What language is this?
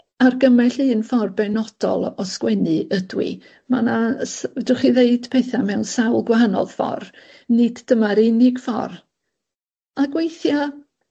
Welsh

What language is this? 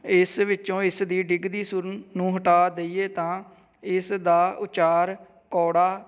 Punjabi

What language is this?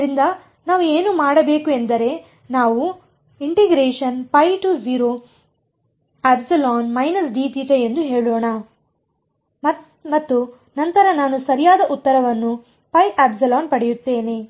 Kannada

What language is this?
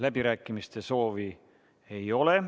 Estonian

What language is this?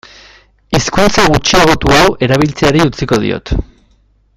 Basque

